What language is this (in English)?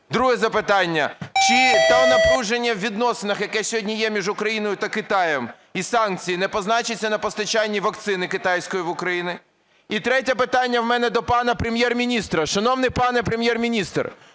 Ukrainian